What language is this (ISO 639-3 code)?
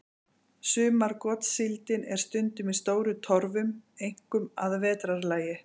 isl